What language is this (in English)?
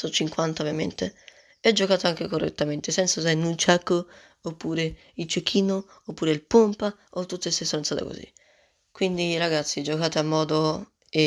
Italian